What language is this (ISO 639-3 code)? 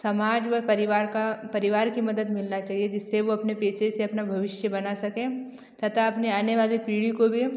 hin